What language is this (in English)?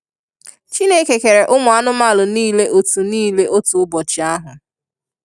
Igbo